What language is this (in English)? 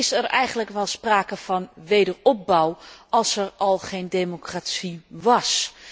Dutch